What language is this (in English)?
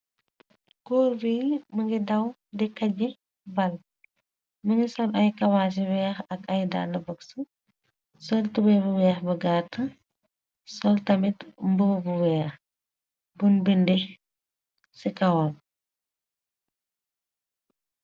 Wolof